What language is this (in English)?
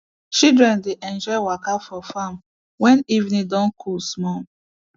Nigerian Pidgin